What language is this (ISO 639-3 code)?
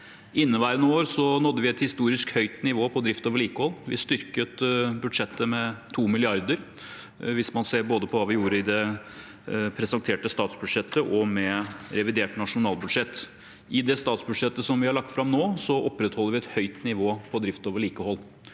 nor